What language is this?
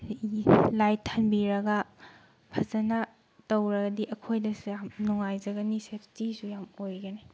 Manipuri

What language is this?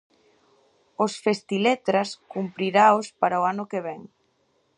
Galician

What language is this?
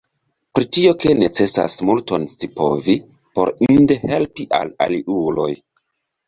Esperanto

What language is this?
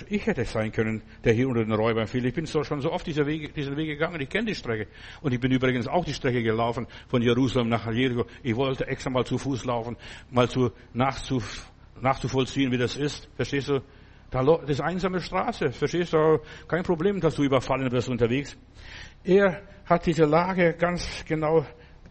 German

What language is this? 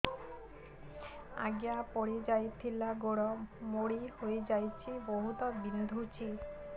Odia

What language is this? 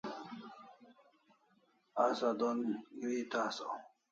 Kalasha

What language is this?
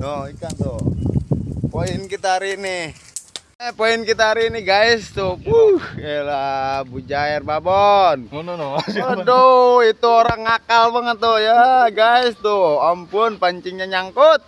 Indonesian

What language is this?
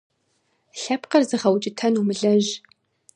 Kabardian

